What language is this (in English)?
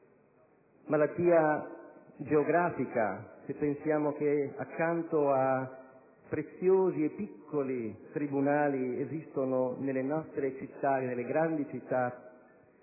Italian